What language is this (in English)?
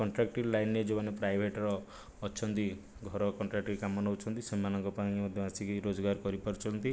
Odia